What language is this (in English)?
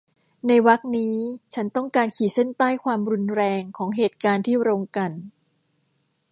Thai